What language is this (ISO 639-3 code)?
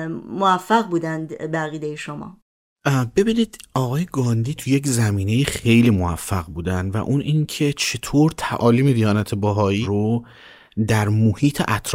fas